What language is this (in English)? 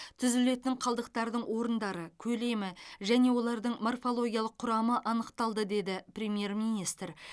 Kazakh